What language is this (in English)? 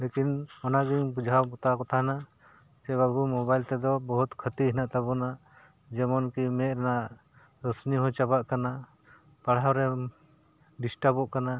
Santali